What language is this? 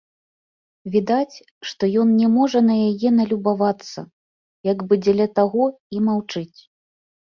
Belarusian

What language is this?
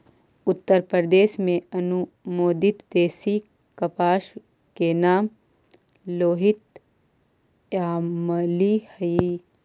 Magahi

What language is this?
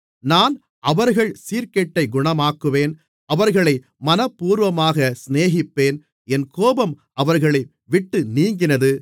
Tamil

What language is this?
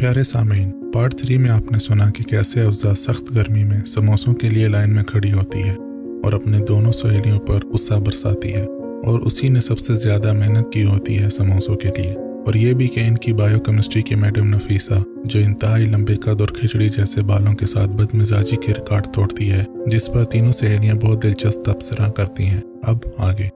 Urdu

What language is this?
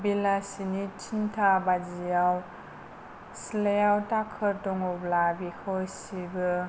Bodo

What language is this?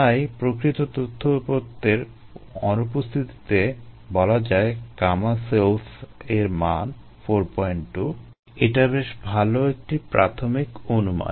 Bangla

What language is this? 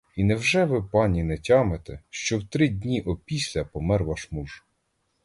Ukrainian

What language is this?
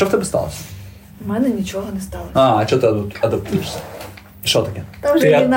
Ukrainian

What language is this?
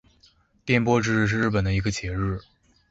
Chinese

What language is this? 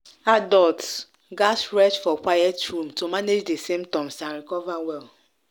Nigerian Pidgin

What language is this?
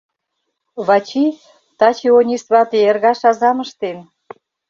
Mari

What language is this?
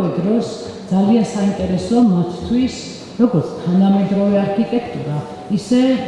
German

